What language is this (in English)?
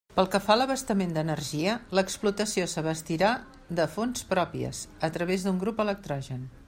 Catalan